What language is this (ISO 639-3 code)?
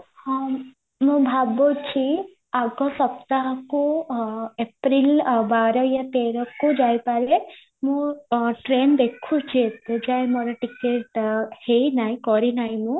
ori